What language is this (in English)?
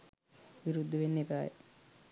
Sinhala